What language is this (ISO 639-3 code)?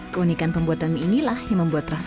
ind